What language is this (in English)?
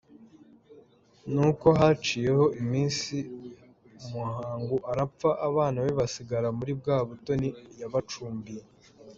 Kinyarwanda